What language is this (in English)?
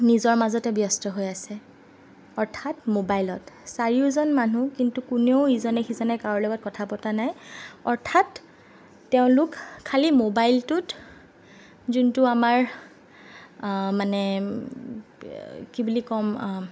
Assamese